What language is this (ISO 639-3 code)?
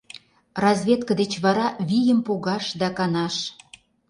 chm